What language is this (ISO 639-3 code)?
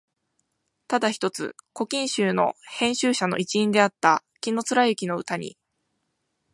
jpn